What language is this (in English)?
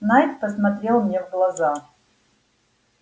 Russian